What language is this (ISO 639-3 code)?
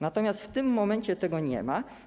pol